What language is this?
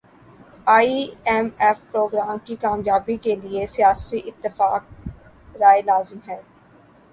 Urdu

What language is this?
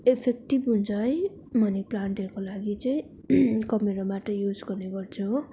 Nepali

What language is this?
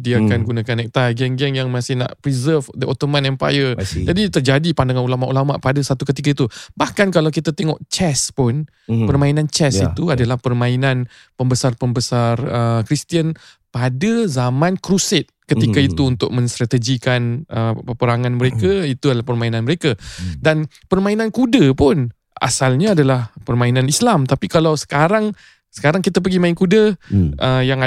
Malay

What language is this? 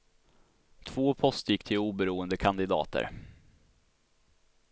Swedish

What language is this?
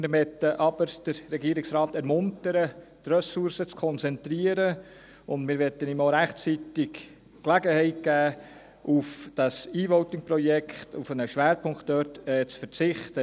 Swiss German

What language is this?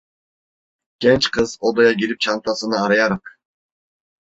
Turkish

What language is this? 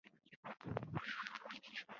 Chinese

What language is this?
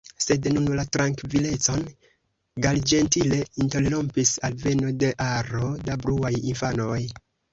Esperanto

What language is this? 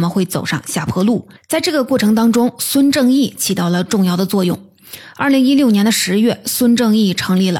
Chinese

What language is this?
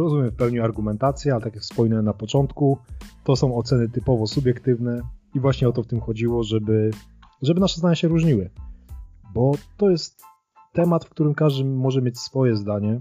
Polish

